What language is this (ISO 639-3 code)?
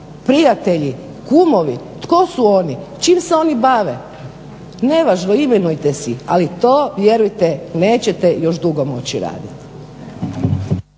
hrv